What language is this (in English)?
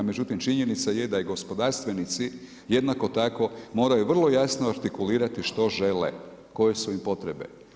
Croatian